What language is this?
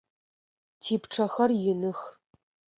Adyghe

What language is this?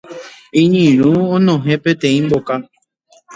Guarani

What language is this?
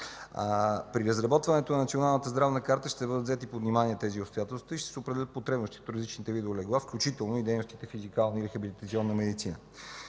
Bulgarian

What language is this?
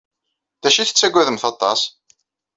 Kabyle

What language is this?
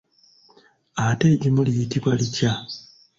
Ganda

